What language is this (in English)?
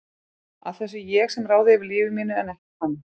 Icelandic